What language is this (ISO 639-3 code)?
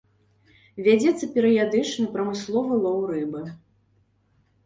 bel